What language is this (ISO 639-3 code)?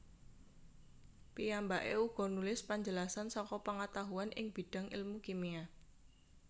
jav